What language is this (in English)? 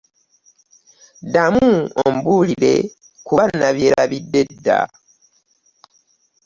Ganda